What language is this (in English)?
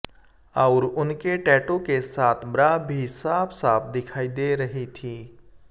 Hindi